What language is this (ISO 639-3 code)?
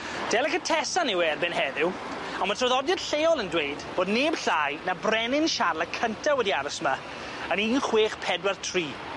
cym